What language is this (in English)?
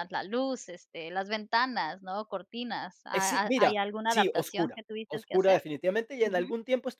Spanish